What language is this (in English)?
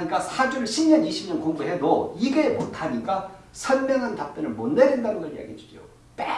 Korean